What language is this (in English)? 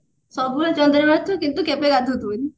Odia